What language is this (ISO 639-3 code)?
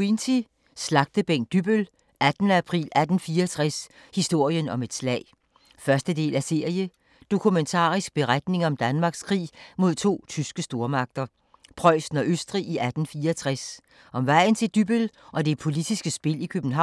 dan